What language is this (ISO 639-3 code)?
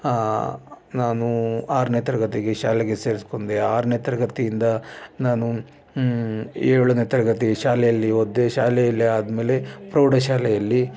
kan